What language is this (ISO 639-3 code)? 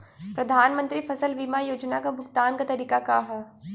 bho